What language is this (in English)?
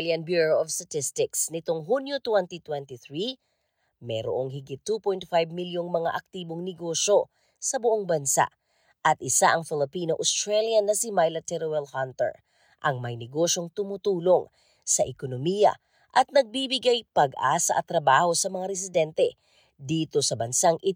Filipino